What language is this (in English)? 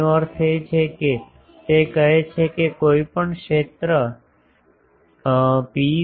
Gujarati